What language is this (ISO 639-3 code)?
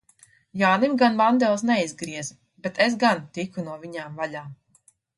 lav